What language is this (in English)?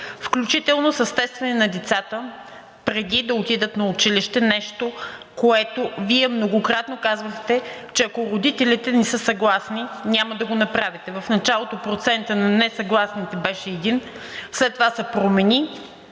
Bulgarian